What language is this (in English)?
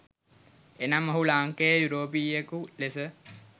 Sinhala